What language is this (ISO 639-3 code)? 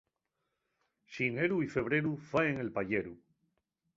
ast